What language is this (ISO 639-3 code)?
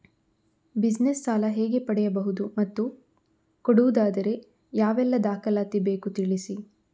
kan